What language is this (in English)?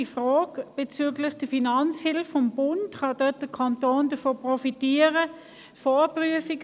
Swiss German